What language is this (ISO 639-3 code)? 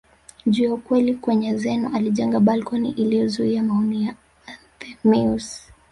swa